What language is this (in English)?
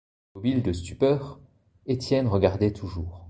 French